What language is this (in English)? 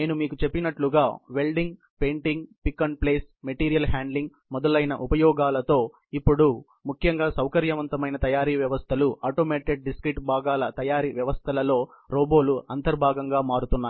Telugu